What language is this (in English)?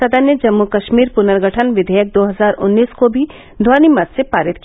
Hindi